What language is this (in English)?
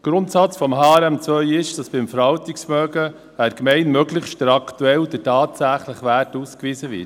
Swiss German